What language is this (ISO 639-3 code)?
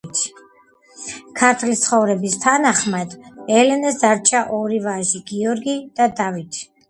kat